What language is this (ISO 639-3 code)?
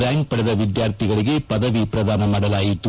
kan